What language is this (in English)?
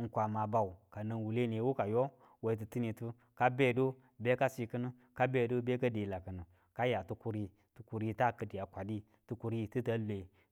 Tula